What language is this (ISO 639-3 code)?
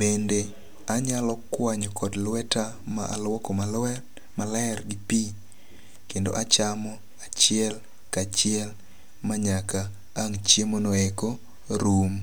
luo